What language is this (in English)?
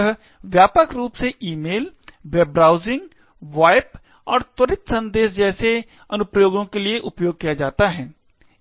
Hindi